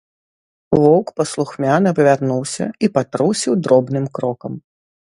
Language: Belarusian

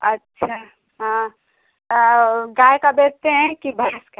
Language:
Hindi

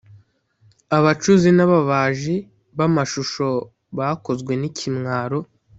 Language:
Kinyarwanda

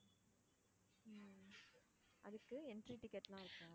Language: Tamil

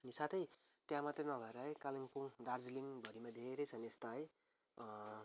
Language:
Nepali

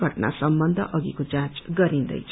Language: Nepali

